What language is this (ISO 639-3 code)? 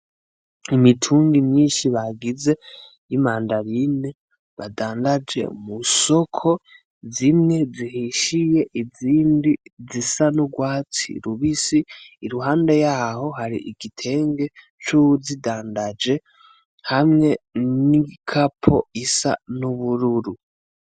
run